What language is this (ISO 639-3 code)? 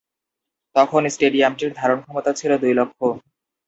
ben